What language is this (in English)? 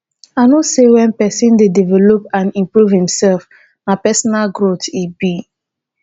Nigerian Pidgin